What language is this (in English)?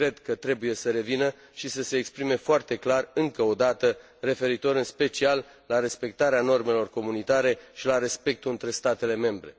Romanian